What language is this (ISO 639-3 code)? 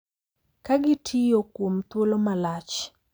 luo